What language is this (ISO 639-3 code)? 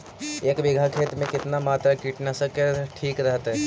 mag